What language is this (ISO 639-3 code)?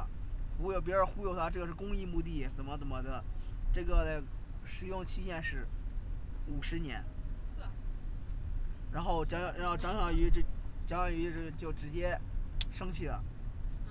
zho